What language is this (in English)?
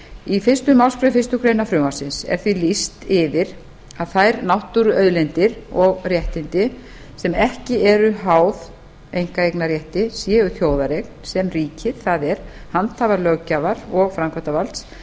Icelandic